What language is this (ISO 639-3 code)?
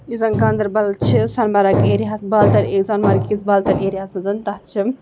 kas